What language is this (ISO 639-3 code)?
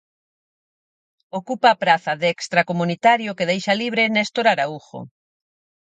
glg